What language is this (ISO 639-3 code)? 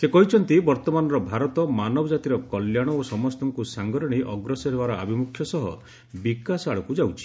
ori